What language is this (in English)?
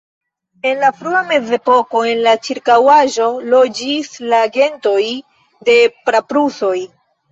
Esperanto